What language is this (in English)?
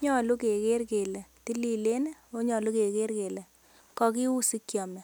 Kalenjin